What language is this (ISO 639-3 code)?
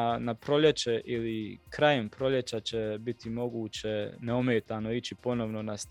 hrv